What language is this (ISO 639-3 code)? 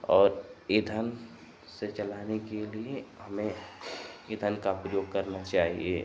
hin